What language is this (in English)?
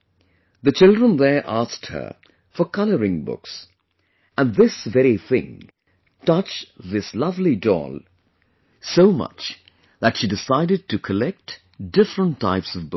English